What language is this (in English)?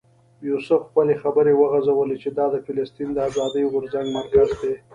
Pashto